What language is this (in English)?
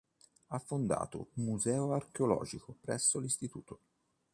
Italian